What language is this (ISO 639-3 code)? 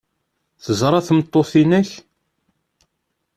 kab